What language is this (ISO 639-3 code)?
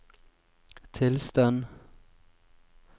nor